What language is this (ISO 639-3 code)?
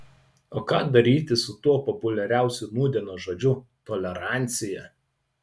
lit